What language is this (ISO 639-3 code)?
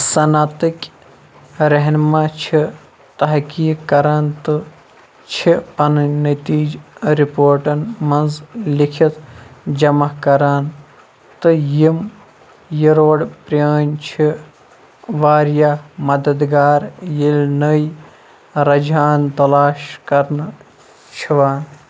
kas